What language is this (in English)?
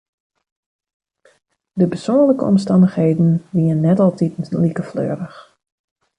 Western Frisian